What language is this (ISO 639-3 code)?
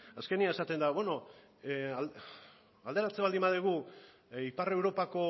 eus